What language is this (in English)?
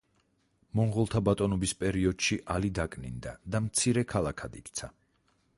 Georgian